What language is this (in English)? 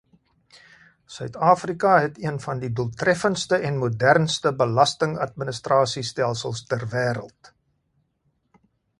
Afrikaans